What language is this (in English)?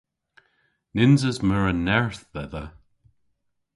Cornish